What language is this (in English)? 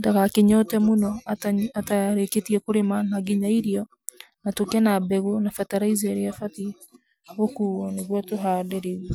Kikuyu